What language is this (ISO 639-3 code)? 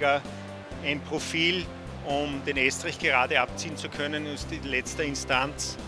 deu